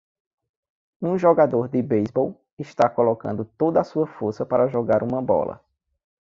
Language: Portuguese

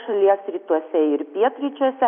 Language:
Lithuanian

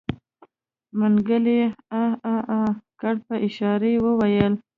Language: Pashto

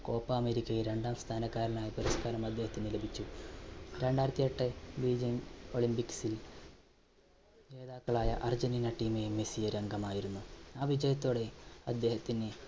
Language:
Malayalam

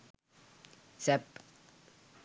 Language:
Sinhala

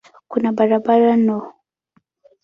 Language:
Swahili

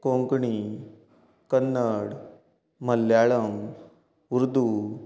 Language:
Konkani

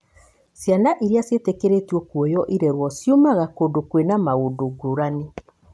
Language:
Kikuyu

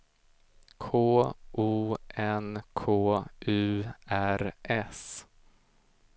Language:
Swedish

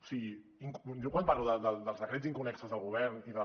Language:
Catalan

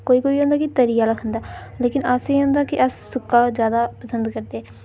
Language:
Dogri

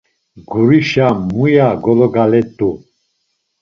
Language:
Laz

